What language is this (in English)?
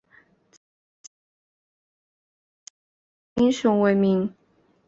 Chinese